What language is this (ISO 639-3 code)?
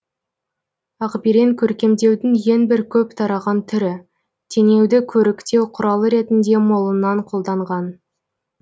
kaz